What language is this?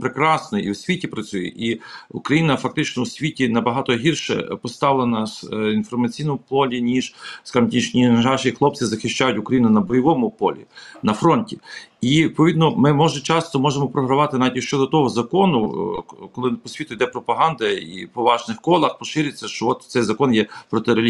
Ukrainian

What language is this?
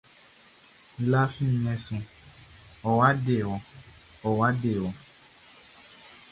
Baoulé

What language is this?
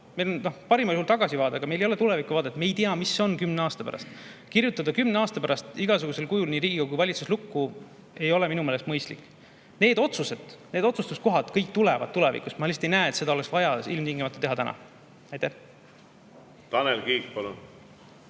Estonian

